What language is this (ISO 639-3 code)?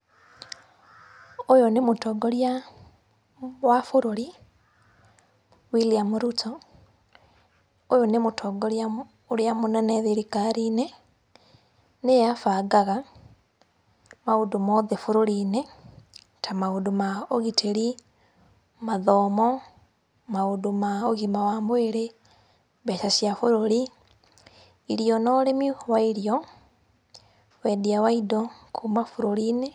kik